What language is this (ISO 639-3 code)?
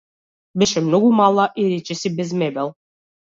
mkd